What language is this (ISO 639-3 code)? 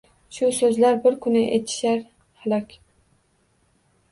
uzb